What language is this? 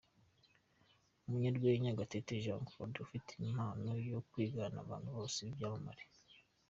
Kinyarwanda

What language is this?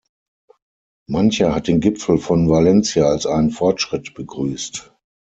German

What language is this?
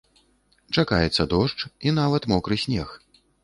Belarusian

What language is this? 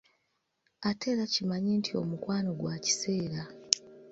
Ganda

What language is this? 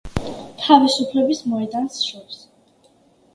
Georgian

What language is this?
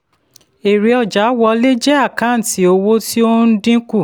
Yoruba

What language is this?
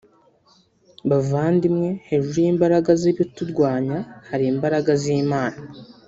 Kinyarwanda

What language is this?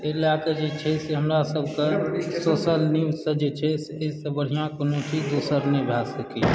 Maithili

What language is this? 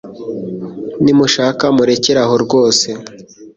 Kinyarwanda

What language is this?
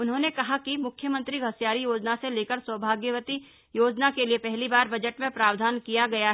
Hindi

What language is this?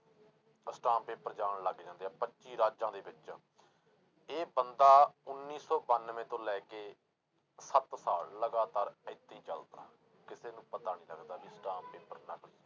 Punjabi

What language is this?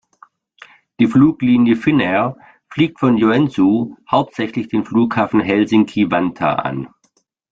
German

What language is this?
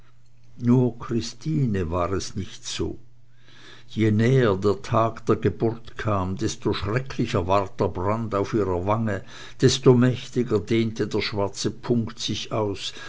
German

